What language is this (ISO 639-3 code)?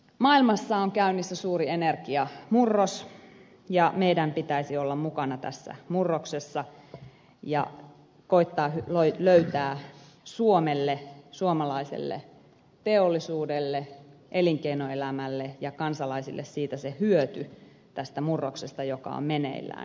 fin